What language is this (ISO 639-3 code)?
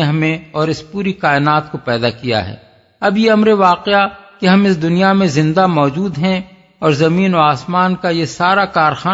urd